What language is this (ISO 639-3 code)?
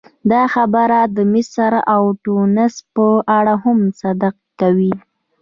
pus